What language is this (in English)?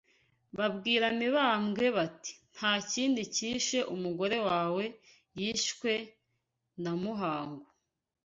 Kinyarwanda